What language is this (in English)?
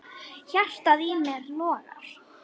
Icelandic